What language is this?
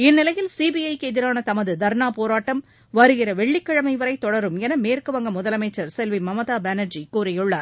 Tamil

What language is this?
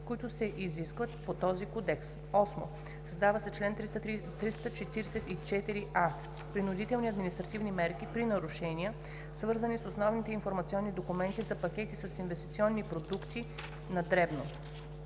Bulgarian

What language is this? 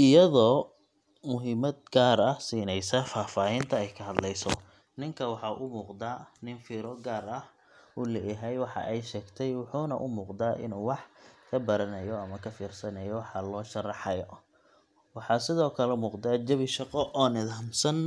Somali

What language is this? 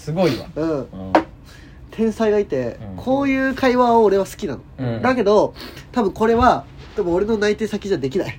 Japanese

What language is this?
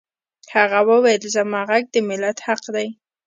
Pashto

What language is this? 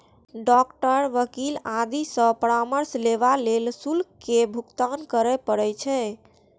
Maithili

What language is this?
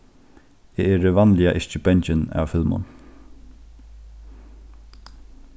Faroese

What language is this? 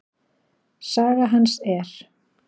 Icelandic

